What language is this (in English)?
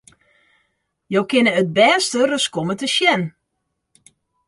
Western Frisian